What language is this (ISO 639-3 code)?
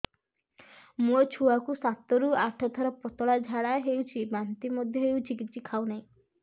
ori